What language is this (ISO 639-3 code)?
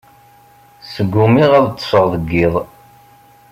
kab